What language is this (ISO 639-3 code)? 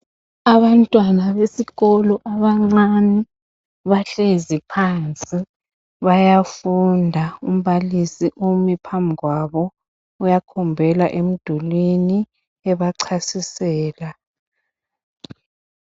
nde